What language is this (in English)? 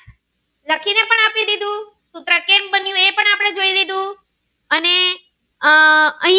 Gujarati